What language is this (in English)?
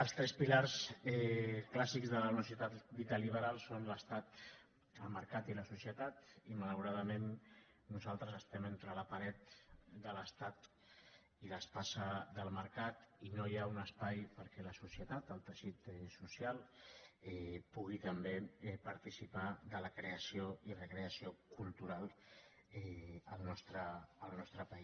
Catalan